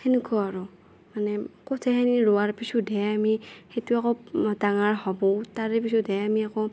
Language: Assamese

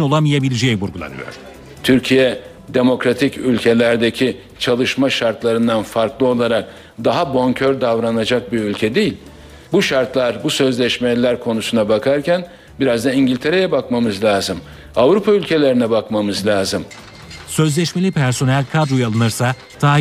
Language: Turkish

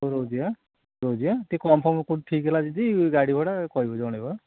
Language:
Odia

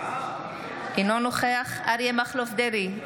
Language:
Hebrew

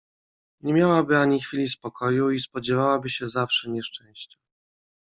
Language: Polish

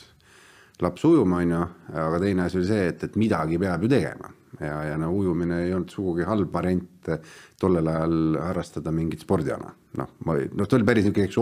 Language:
Finnish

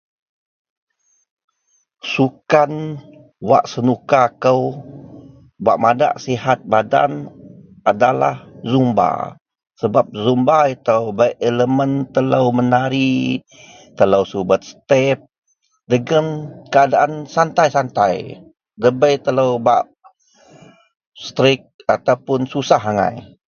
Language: Central Melanau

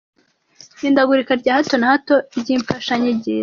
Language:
Kinyarwanda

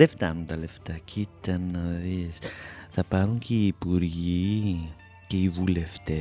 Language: Greek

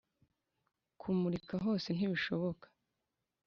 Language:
Kinyarwanda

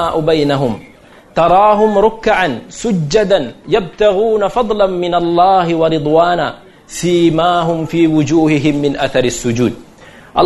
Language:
Malay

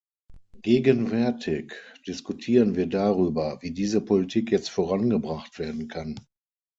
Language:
German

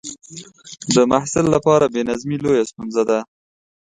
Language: Pashto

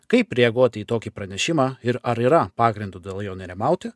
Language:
Lithuanian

